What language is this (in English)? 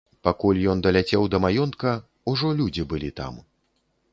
Belarusian